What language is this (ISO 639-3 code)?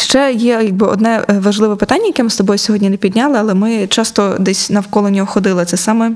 ukr